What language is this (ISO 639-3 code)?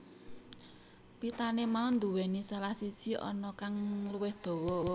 jav